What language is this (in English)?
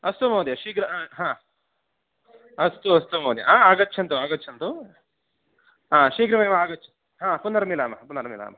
Sanskrit